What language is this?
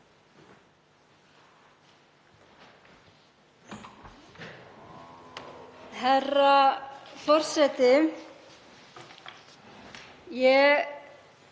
Icelandic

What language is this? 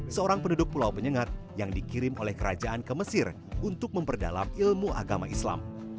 Indonesian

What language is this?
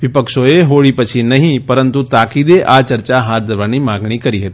Gujarati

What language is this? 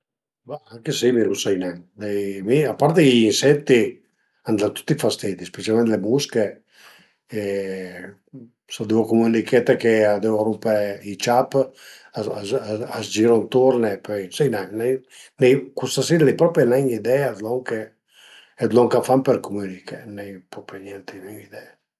Piedmontese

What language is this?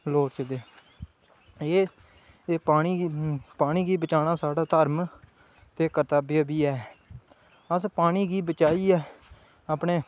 Dogri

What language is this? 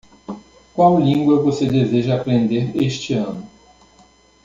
Portuguese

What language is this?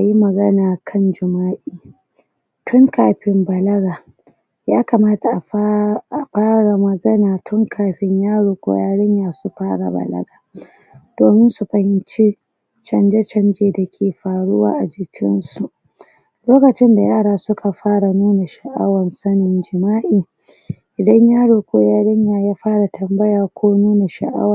Hausa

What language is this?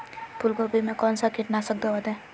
Magahi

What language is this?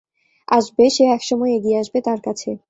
Bangla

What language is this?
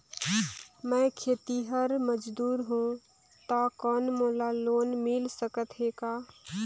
Chhattisgarhi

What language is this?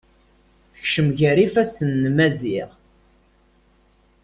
Kabyle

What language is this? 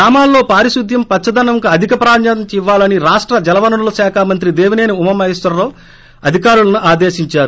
Telugu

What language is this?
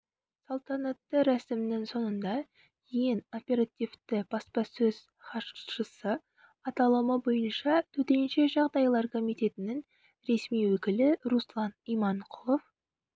Kazakh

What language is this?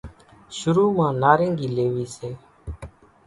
Kachi Koli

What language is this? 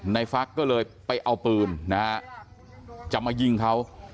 Thai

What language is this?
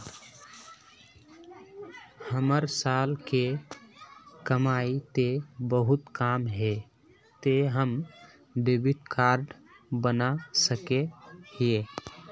Magahi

